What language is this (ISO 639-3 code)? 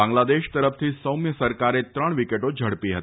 guj